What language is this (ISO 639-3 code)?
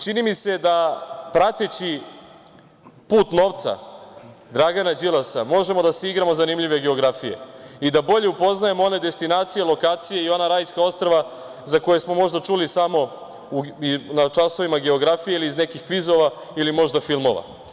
srp